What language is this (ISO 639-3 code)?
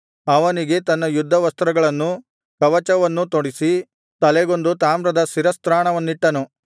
kan